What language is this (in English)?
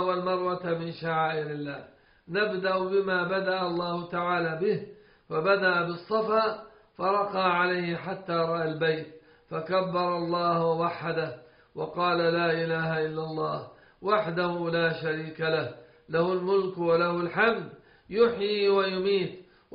Arabic